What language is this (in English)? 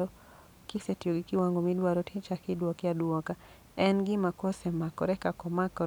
Luo (Kenya and Tanzania)